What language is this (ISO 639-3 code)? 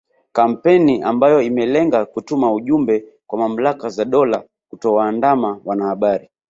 swa